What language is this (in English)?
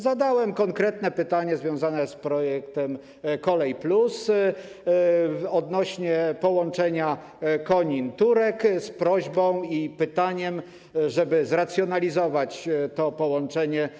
Polish